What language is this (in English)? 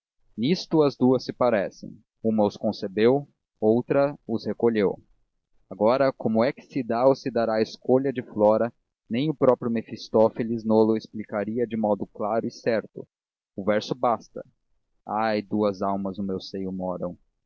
Portuguese